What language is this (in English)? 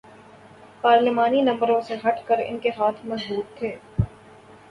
Urdu